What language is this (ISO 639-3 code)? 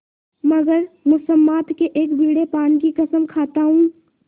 hin